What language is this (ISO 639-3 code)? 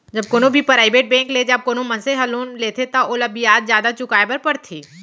hne